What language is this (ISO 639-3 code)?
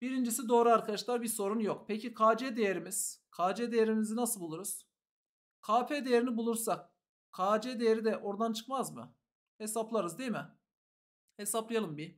tur